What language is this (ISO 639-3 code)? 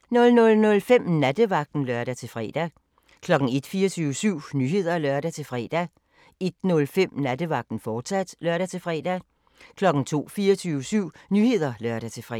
dan